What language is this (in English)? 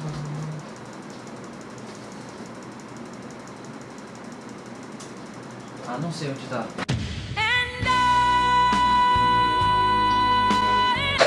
Portuguese